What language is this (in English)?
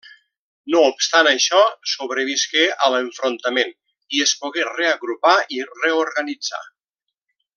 Catalan